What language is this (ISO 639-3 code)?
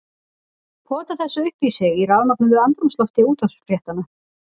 isl